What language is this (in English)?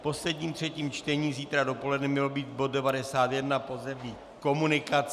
Czech